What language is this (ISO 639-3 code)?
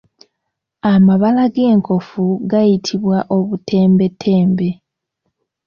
lug